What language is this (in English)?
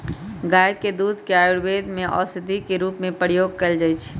Magahi